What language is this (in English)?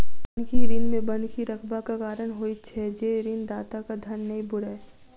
Maithili